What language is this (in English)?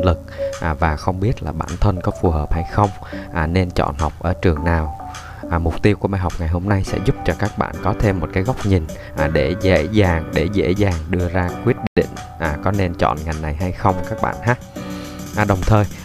Vietnamese